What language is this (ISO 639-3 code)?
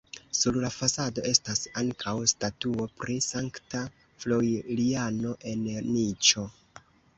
epo